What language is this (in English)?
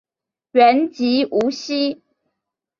Chinese